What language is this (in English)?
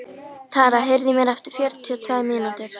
Icelandic